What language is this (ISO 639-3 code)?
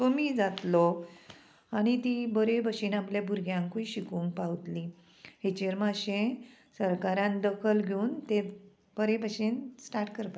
kok